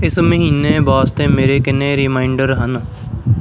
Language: Punjabi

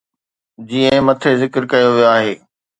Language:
Sindhi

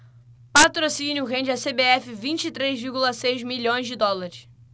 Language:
Portuguese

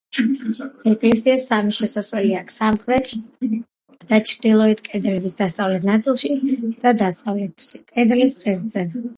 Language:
Georgian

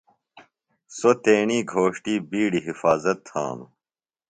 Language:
Phalura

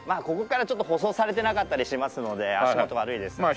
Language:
Japanese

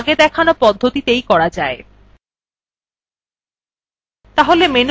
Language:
Bangla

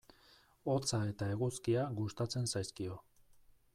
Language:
Basque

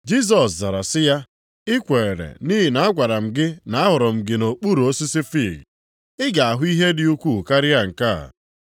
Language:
Igbo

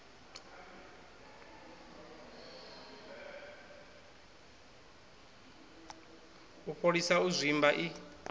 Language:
Venda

